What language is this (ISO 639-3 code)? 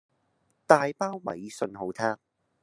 yue